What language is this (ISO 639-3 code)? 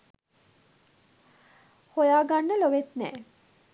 sin